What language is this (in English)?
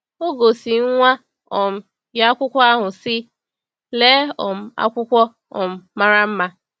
Igbo